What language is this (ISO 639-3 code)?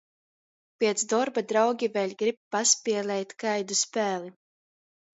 ltg